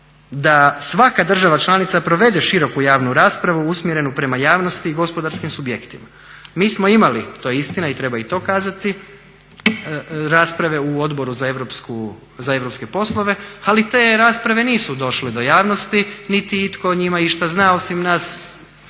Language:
Croatian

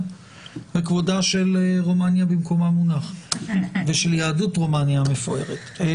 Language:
Hebrew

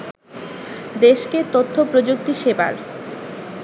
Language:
Bangla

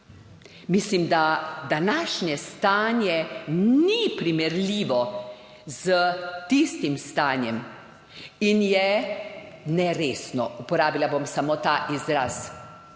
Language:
Slovenian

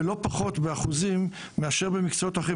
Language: Hebrew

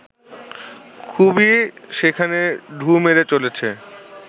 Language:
Bangla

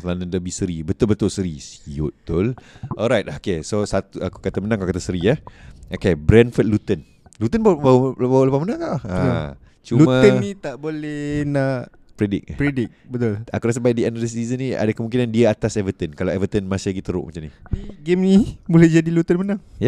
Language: Malay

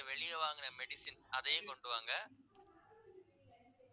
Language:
Tamil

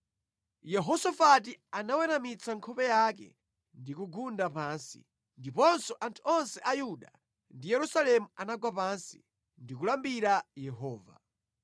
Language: Nyanja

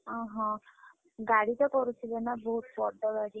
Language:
Odia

